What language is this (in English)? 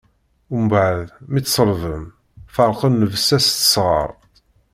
Kabyle